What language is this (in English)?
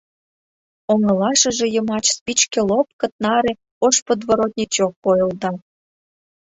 Mari